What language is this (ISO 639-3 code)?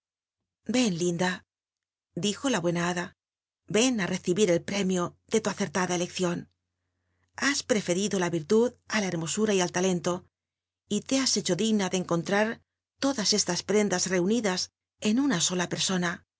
spa